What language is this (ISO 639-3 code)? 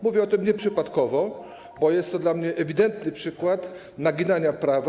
pol